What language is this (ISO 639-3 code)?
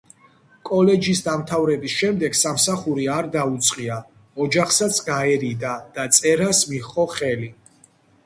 kat